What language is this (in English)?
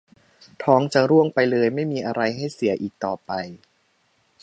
Thai